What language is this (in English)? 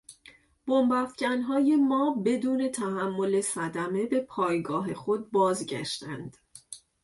Persian